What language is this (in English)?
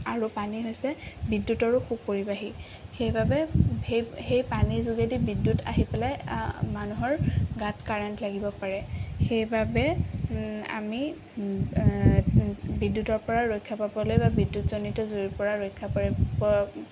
Assamese